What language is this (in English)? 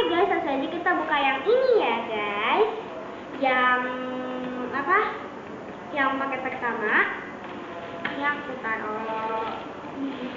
Indonesian